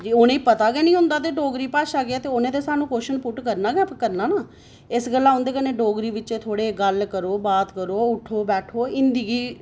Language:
Dogri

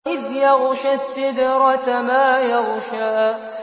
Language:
Arabic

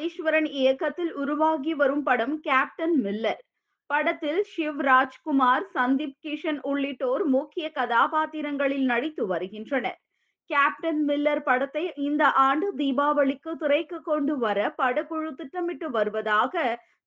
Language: Tamil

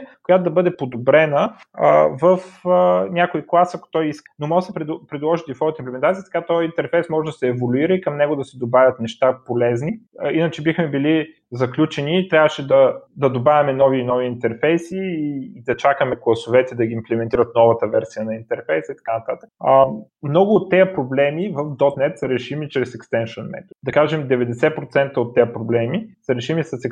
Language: Bulgarian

